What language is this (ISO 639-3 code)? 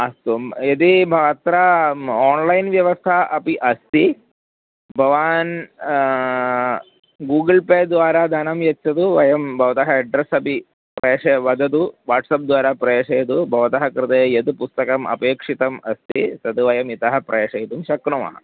san